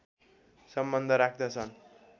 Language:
Nepali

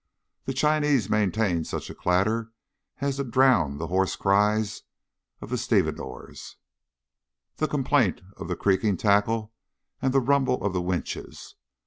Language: English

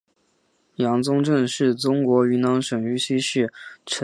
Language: Chinese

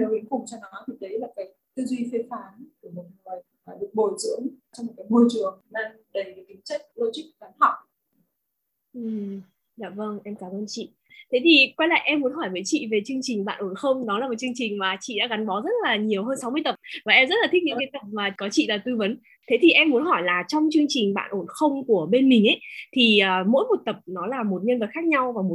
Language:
Vietnamese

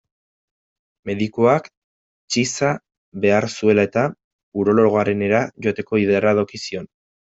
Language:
Basque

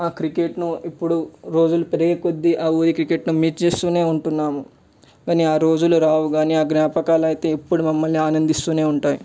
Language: Telugu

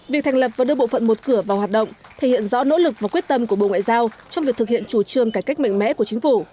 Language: Vietnamese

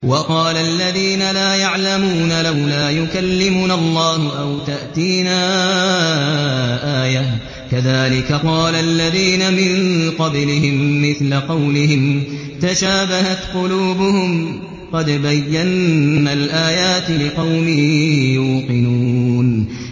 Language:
Arabic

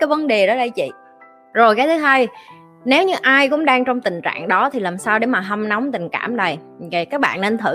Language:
Vietnamese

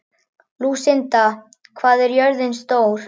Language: Icelandic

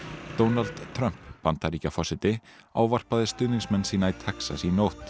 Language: Icelandic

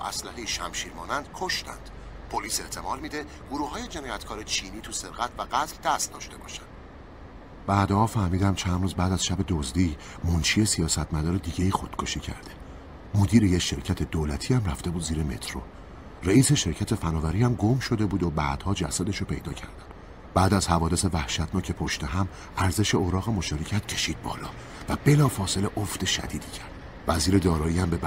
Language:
Persian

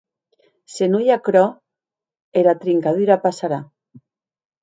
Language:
Occitan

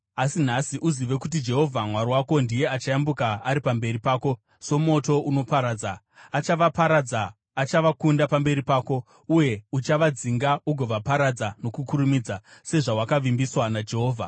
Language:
Shona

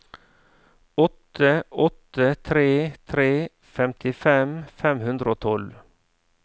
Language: Norwegian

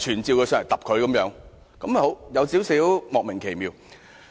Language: Cantonese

